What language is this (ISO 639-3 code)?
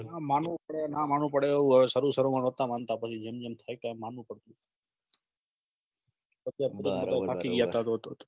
guj